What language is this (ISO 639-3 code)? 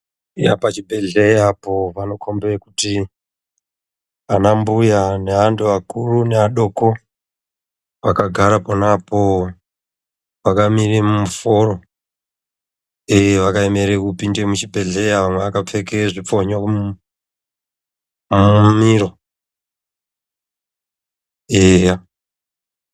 ndc